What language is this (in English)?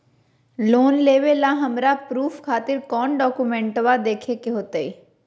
Magahi